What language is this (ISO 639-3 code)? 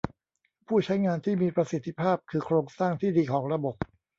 tha